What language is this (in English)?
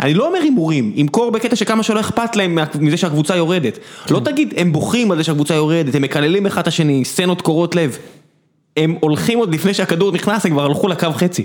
Hebrew